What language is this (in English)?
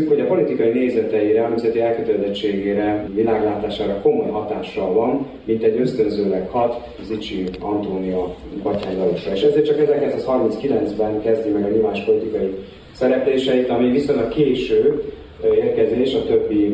Hungarian